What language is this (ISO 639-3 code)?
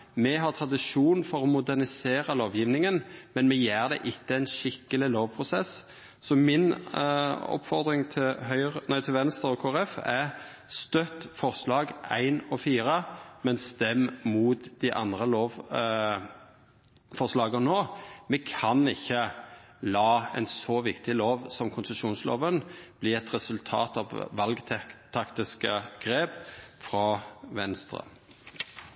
nno